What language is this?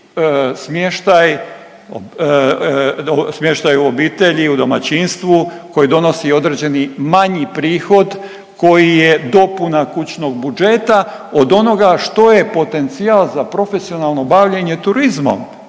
Croatian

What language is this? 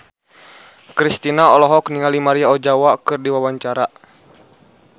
Sundanese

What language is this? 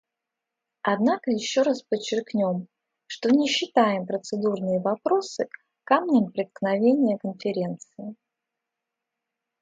Russian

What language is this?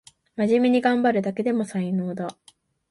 Japanese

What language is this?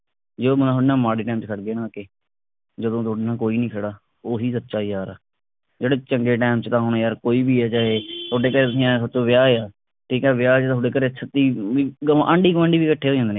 Punjabi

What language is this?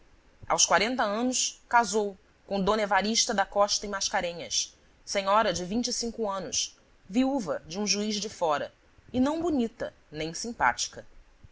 Portuguese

